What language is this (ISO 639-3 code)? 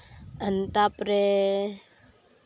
sat